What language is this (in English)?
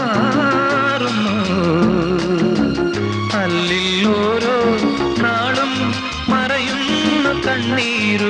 Malayalam